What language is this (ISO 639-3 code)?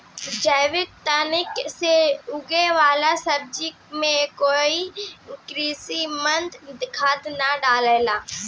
bho